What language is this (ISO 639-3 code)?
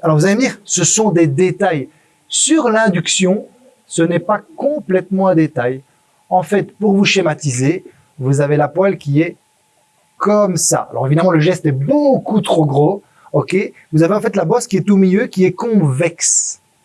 fra